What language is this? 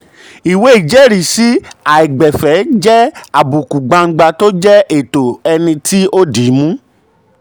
Yoruba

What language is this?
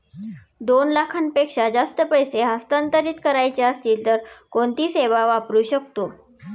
Marathi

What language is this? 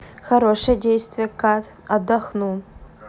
Russian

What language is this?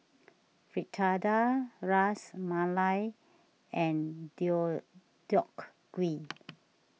English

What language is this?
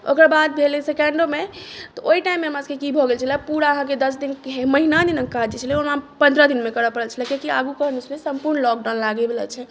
Maithili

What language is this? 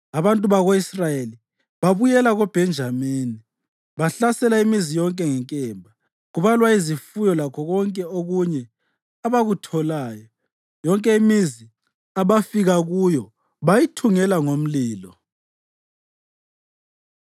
North Ndebele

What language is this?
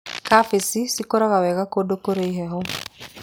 Kikuyu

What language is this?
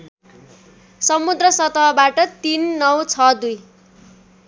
Nepali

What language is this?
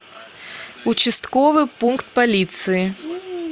Russian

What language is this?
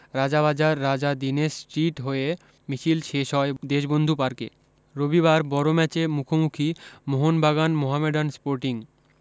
Bangla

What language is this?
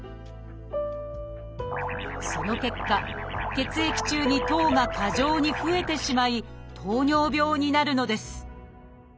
Japanese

